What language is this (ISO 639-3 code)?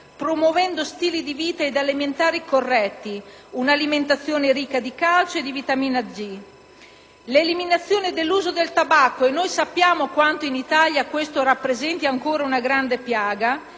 ita